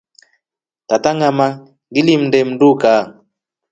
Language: Rombo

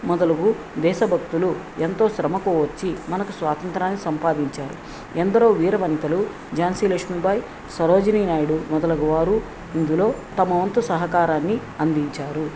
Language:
Telugu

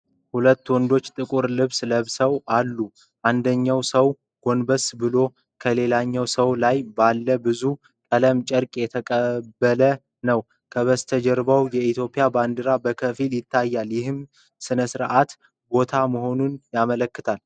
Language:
Amharic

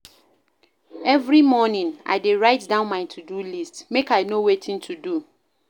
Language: Nigerian Pidgin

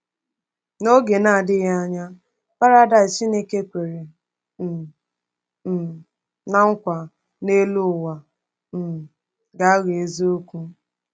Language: Igbo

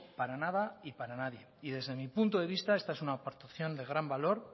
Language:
Spanish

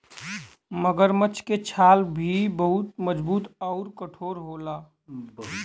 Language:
Bhojpuri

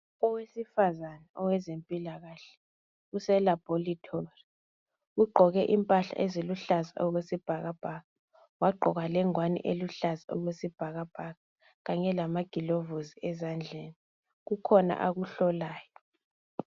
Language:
North Ndebele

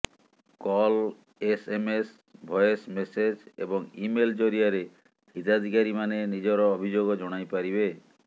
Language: Odia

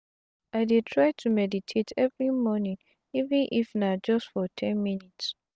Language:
Nigerian Pidgin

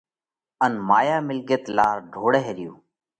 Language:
Parkari Koli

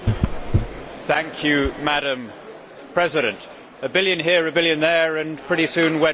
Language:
English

